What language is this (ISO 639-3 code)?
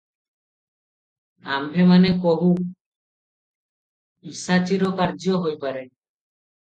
ori